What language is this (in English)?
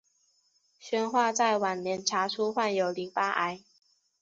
Chinese